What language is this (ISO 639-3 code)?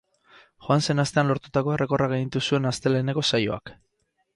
eus